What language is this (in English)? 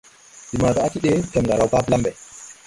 Tupuri